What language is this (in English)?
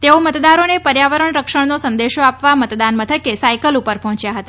Gujarati